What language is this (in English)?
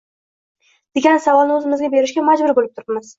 Uzbek